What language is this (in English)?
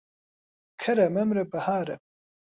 Central Kurdish